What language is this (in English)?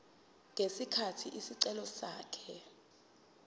Zulu